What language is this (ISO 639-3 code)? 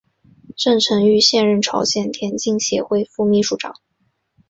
zho